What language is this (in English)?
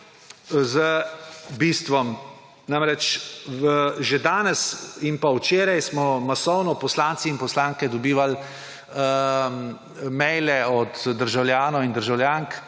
Slovenian